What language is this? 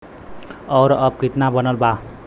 Bhojpuri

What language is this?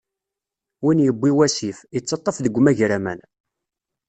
Kabyle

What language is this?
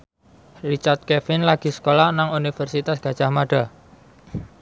Javanese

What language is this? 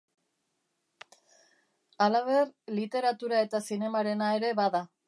Basque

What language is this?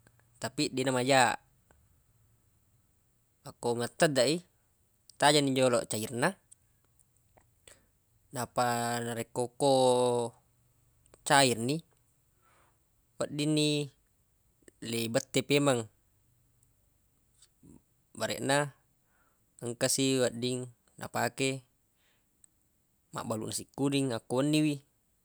Buginese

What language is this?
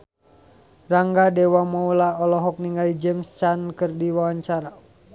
Sundanese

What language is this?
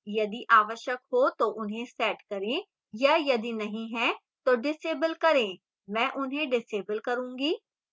Hindi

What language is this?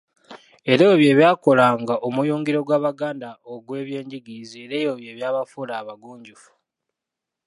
Ganda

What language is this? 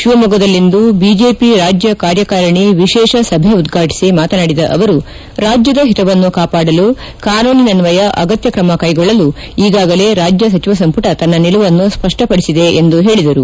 Kannada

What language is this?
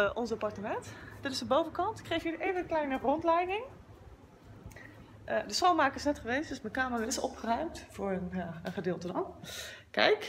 Dutch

